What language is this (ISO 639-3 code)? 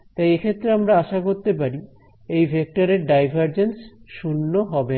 ben